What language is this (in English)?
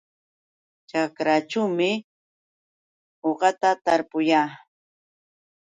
Yauyos Quechua